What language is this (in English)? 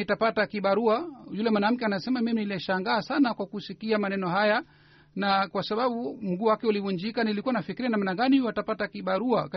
Swahili